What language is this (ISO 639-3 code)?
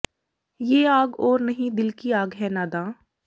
pan